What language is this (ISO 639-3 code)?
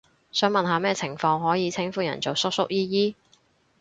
yue